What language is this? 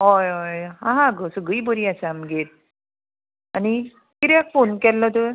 Konkani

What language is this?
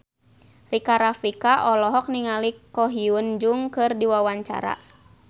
Sundanese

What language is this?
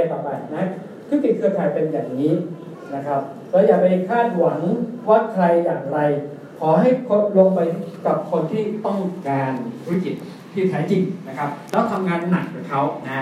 Thai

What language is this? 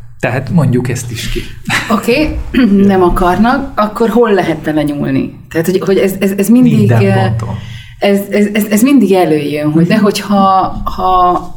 Hungarian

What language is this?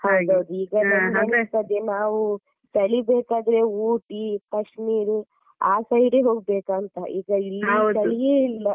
Kannada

